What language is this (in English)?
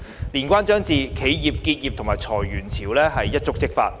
Cantonese